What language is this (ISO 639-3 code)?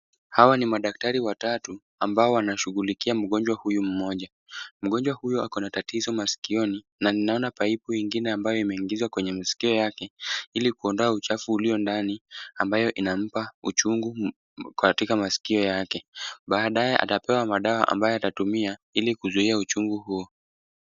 swa